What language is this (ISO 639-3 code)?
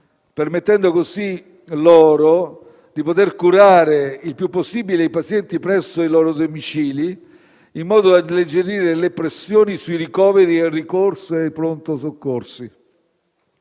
ita